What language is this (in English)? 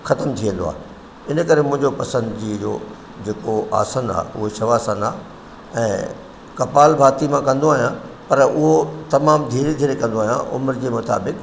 Sindhi